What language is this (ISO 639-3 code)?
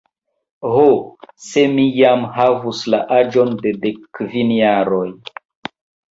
epo